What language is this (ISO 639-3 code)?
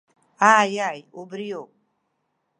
abk